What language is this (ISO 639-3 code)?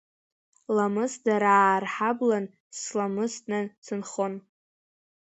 abk